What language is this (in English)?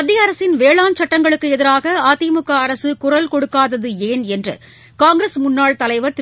Tamil